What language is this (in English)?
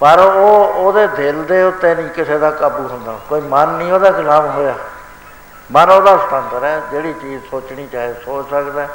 Punjabi